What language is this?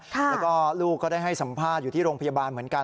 Thai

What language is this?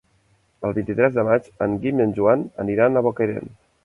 Catalan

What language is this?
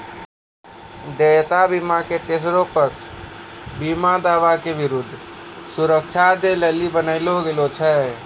Maithili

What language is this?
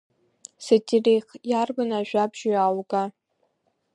Abkhazian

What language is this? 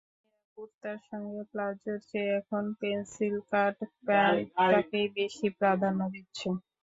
Bangla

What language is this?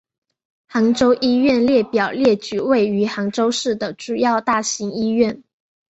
Chinese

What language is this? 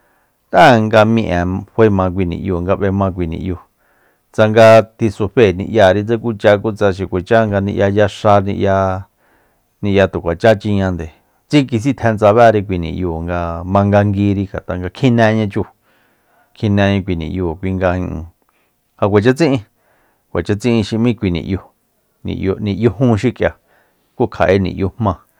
Soyaltepec Mazatec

